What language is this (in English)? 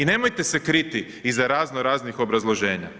Croatian